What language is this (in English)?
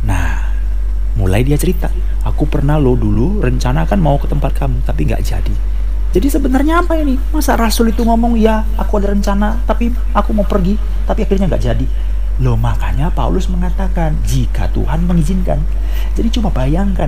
Indonesian